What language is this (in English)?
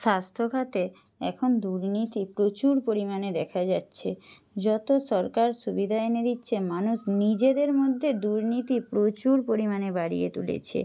Bangla